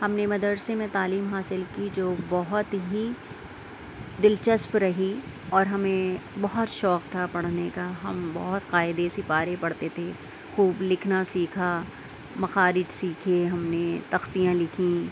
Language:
Urdu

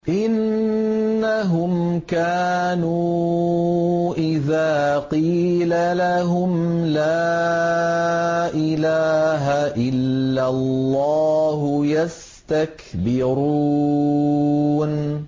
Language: Arabic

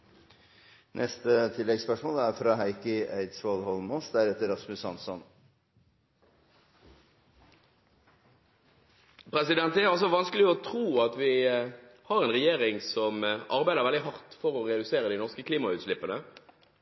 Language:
Norwegian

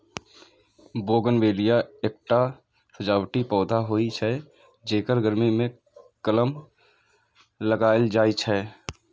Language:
Maithili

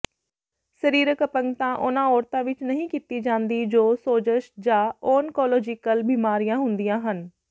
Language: Punjabi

